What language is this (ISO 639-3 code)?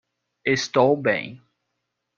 por